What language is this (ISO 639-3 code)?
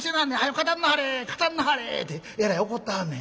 jpn